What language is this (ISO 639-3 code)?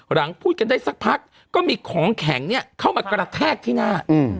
tha